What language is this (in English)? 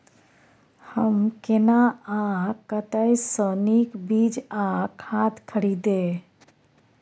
Maithili